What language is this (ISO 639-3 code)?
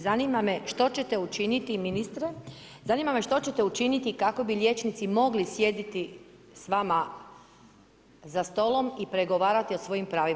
hrv